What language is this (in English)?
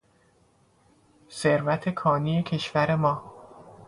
Persian